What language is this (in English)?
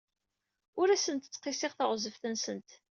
Kabyle